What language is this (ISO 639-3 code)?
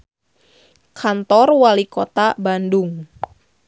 sun